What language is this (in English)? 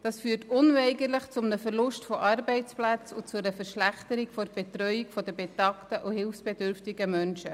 Swiss German